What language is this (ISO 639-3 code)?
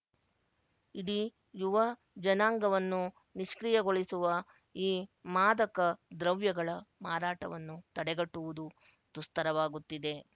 kan